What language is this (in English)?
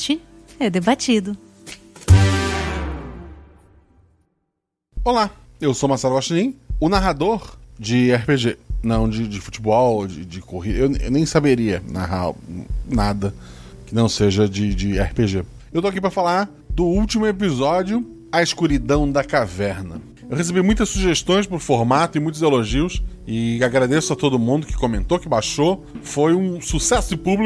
Portuguese